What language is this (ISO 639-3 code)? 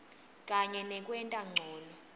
ssw